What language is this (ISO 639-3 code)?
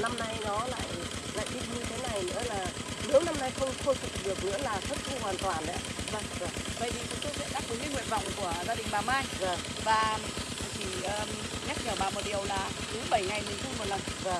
vie